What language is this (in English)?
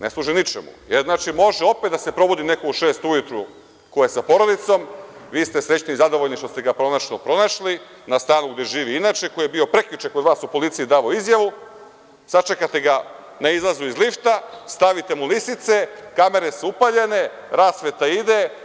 Serbian